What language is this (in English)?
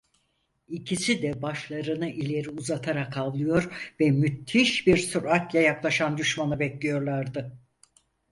Turkish